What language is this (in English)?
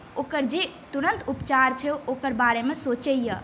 Maithili